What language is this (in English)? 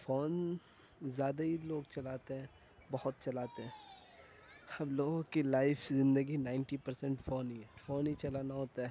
Urdu